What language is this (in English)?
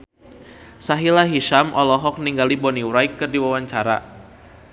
Sundanese